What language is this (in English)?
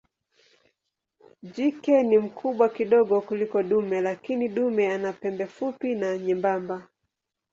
Swahili